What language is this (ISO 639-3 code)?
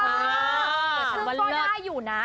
tha